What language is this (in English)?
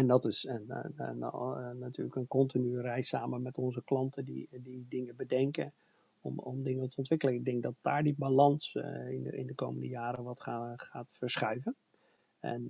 Dutch